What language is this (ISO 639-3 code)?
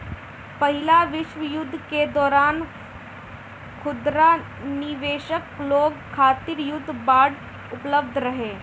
bho